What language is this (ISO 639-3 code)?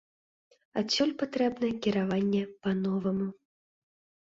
bel